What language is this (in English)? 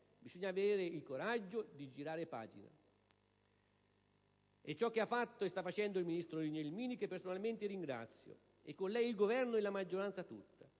Italian